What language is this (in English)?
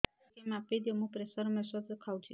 Odia